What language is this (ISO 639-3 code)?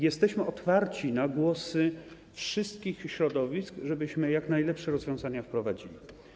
pol